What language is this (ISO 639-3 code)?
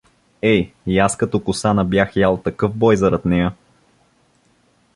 bul